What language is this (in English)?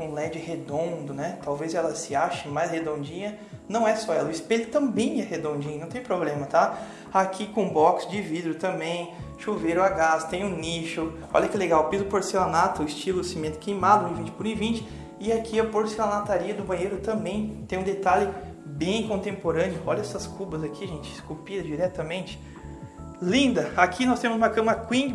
Portuguese